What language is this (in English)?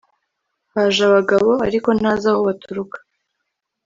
Kinyarwanda